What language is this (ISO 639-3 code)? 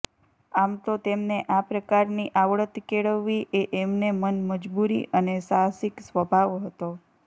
guj